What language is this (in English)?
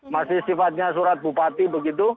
Indonesian